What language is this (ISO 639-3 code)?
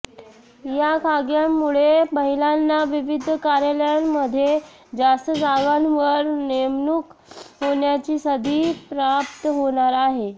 mar